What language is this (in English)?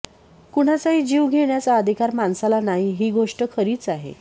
Marathi